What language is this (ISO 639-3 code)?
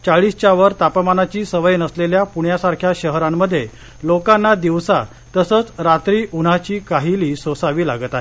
mar